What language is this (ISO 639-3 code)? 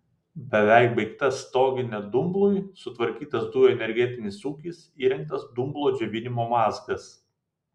lit